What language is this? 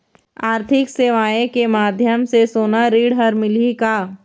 Chhattisgarhi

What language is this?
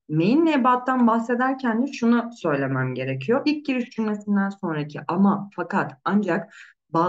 Turkish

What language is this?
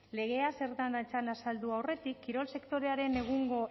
Basque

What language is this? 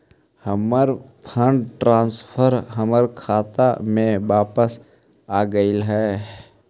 Magahi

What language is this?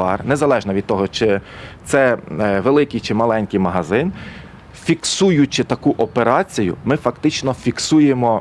Ukrainian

